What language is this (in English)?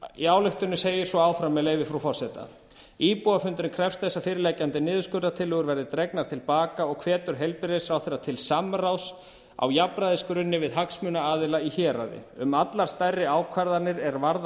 Icelandic